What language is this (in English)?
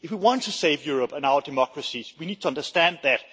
English